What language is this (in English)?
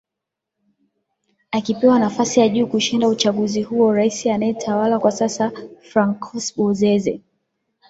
Swahili